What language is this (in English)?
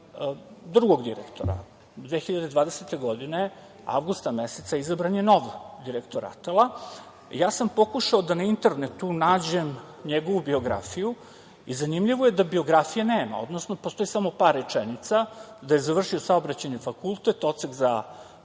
Serbian